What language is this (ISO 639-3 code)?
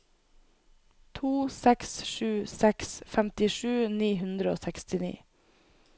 nor